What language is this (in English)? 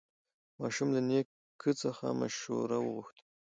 Pashto